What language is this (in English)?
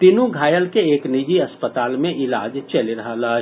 Maithili